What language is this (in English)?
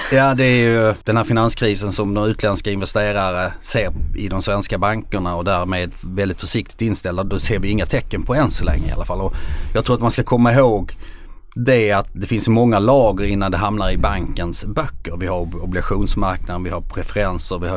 Swedish